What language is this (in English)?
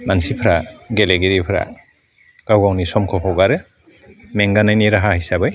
Bodo